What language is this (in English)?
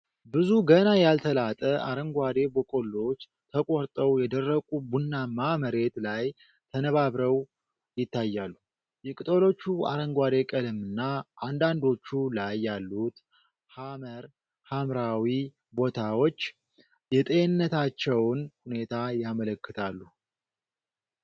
Amharic